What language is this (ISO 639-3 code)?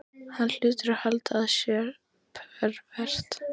isl